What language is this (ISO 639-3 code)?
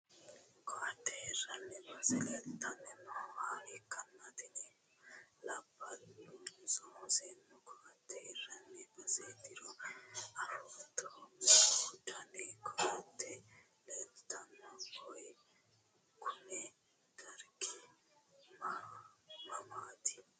sid